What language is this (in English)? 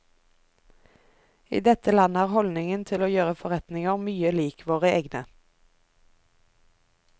Norwegian